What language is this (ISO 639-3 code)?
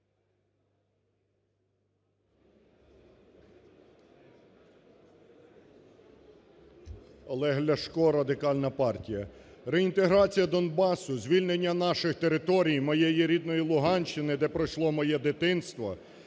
ukr